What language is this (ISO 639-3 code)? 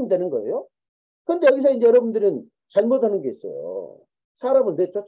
kor